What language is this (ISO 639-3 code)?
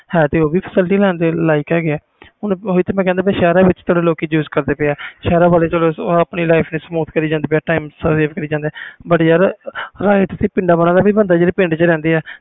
pan